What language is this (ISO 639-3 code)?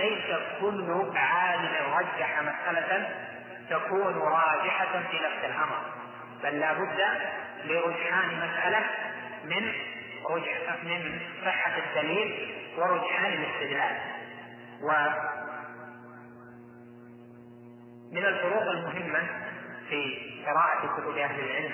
ara